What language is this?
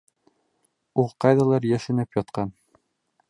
Bashkir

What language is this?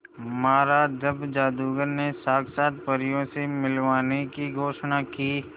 Hindi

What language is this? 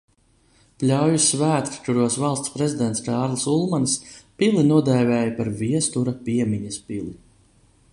Latvian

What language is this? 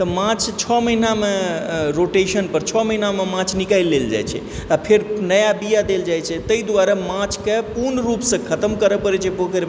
Maithili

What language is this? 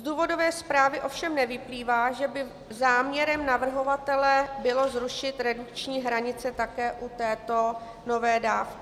Czech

